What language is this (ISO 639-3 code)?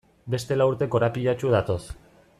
eus